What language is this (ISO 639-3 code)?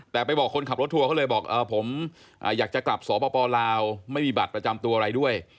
tha